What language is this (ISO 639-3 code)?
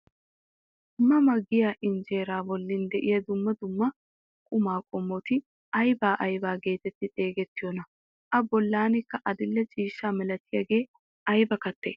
wal